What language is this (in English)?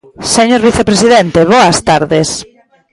Galician